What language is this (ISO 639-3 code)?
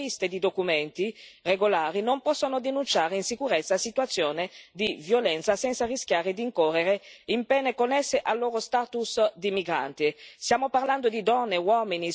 ita